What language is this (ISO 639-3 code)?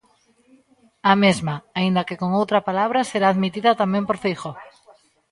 glg